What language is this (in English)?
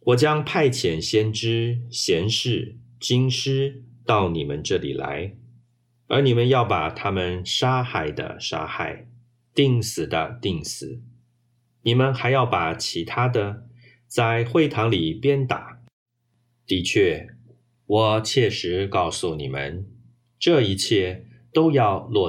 Chinese